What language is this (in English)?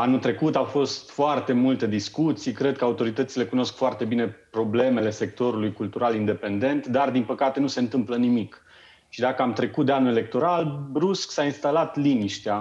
Romanian